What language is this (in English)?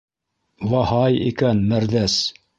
Bashkir